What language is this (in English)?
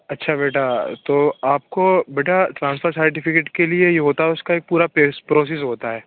Urdu